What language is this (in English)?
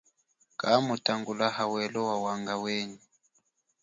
Chokwe